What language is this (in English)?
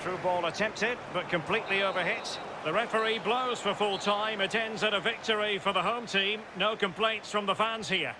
English